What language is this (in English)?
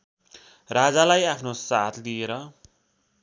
Nepali